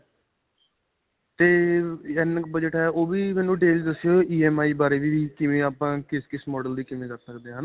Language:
Punjabi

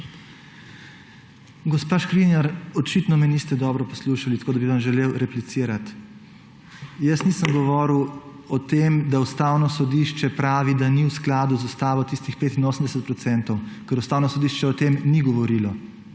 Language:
Slovenian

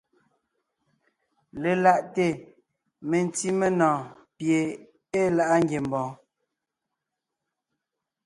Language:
Ngiemboon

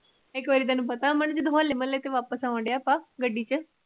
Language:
Punjabi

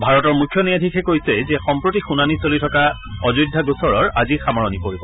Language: Assamese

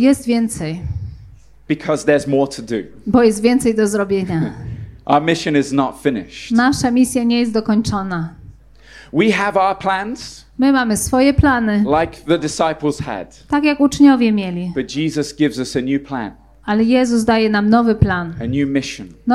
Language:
Polish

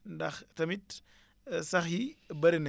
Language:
Wolof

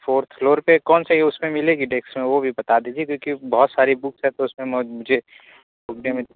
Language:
Urdu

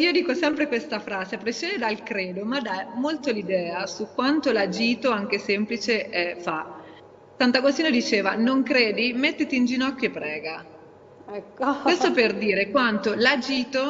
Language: Italian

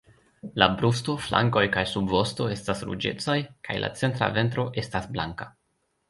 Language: Esperanto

